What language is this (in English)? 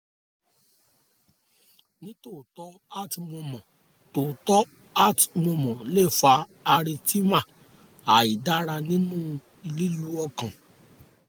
Yoruba